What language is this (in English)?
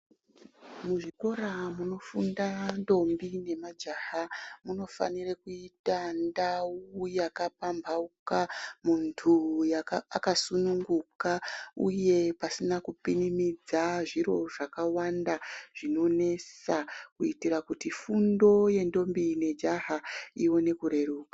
Ndau